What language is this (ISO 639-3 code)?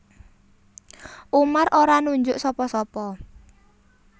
jav